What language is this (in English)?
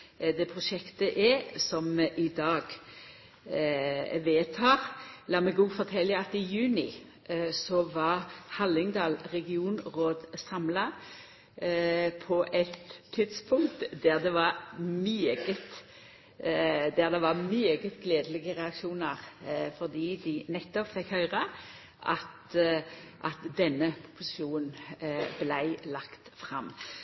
Norwegian Nynorsk